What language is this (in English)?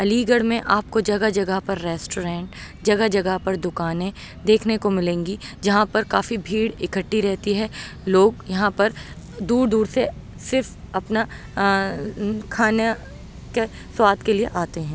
Urdu